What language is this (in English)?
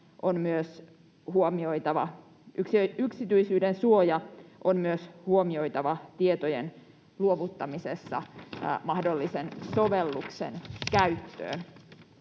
Finnish